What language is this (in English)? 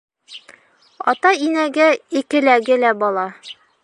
Bashkir